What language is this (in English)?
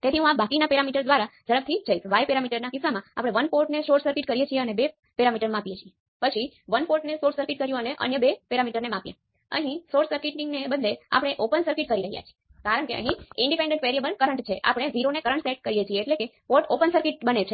Gujarati